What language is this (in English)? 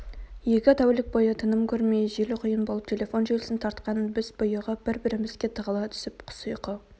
Kazakh